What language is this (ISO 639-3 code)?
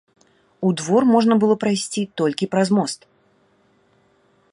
bel